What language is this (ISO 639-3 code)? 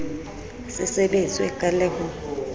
sot